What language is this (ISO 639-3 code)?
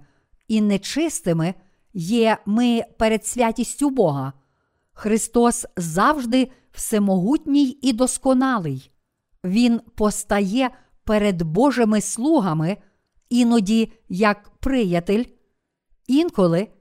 ukr